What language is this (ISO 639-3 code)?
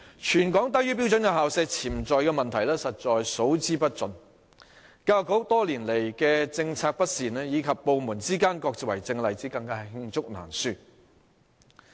yue